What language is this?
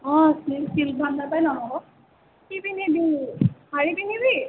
Assamese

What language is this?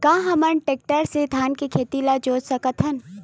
Chhattisgarhi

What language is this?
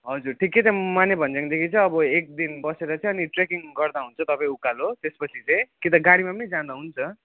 Nepali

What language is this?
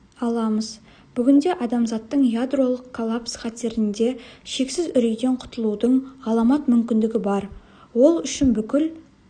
Kazakh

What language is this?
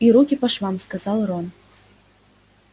Russian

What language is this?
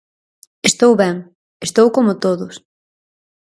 Galician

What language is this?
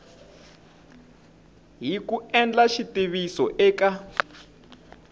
Tsonga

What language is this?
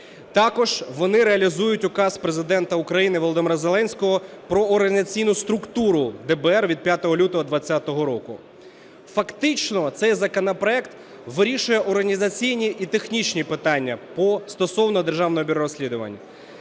Ukrainian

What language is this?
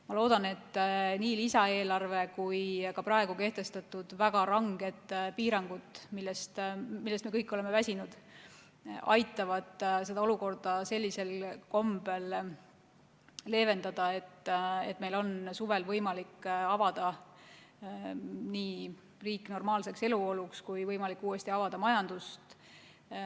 Estonian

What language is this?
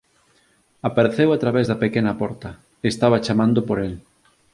Galician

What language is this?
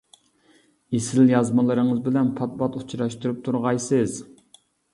Uyghur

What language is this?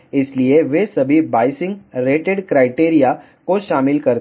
Hindi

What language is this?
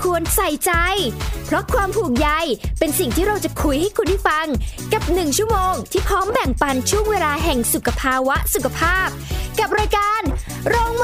Thai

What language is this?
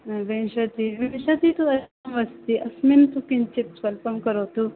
Sanskrit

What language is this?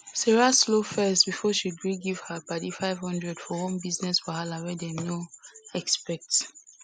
Nigerian Pidgin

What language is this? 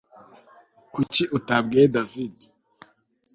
Kinyarwanda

